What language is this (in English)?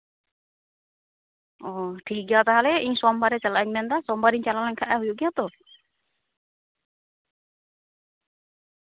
Santali